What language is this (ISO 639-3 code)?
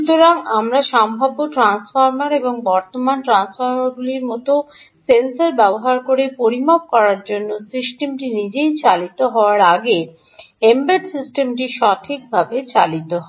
ben